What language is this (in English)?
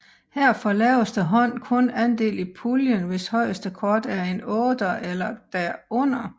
Danish